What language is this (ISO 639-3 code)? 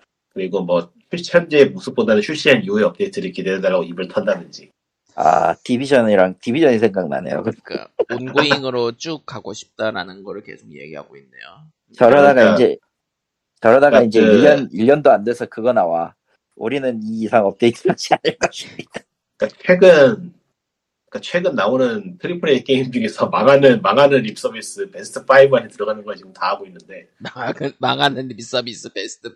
kor